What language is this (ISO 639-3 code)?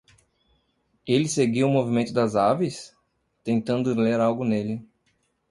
por